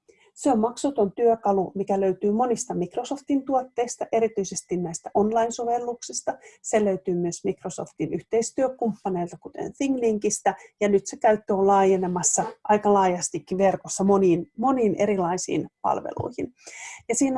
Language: Finnish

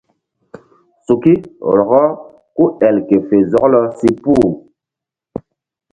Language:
Mbum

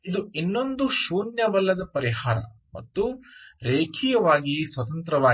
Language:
Kannada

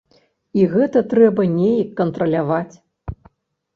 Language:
Belarusian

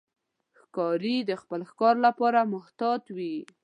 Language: Pashto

